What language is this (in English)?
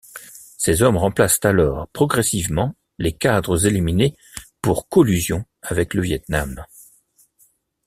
French